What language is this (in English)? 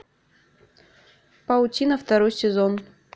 Russian